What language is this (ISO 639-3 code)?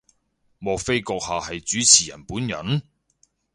yue